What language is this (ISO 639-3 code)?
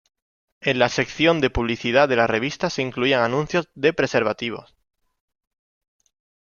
spa